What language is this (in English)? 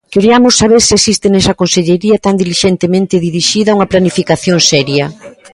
Galician